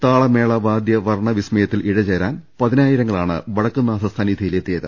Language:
Malayalam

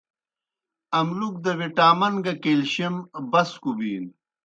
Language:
Kohistani Shina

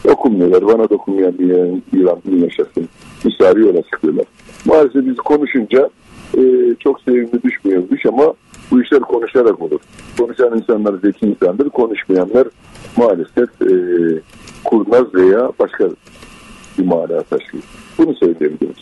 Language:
Turkish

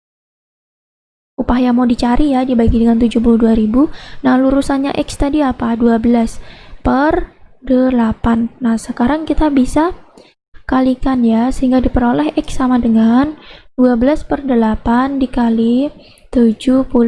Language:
Indonesian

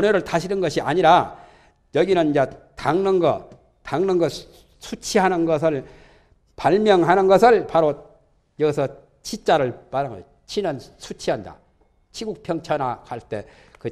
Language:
Korean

